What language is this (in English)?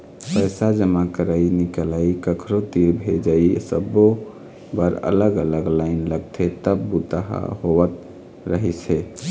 Chhattisgarhi